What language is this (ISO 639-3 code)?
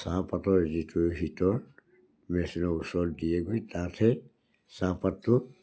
asm